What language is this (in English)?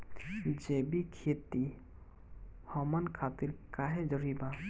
Bhojpuri